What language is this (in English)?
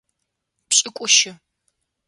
Adyghe